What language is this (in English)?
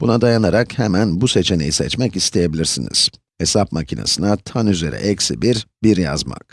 Turkish